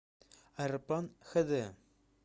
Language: Russian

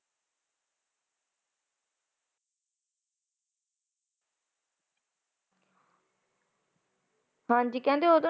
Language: Punjabi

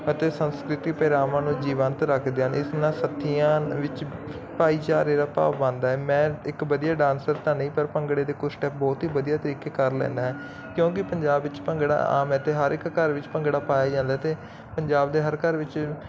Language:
Punjabi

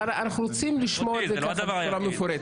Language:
Hebrew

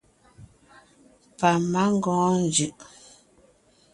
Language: Ngiemboon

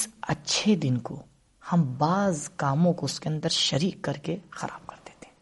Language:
Urdu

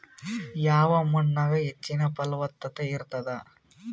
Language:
Kannada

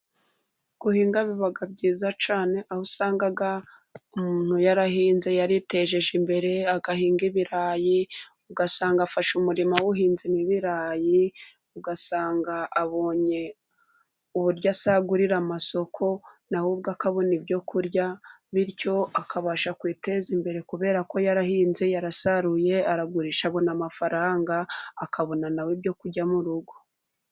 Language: Kinyarwanda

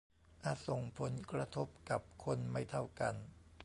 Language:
Thai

